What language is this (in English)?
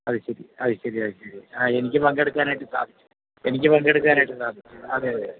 Malayalam